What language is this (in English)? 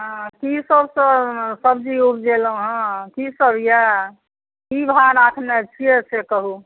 Maithili